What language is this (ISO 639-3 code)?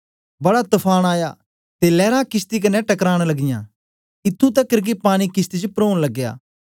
doi